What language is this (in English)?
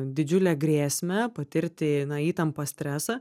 Lithuanian